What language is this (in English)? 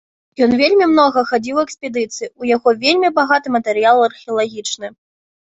Belarusian